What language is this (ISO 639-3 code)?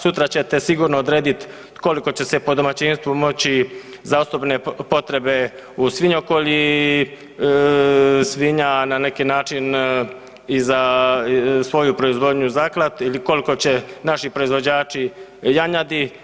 hrv